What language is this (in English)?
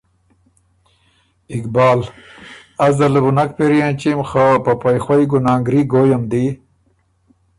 Ormuri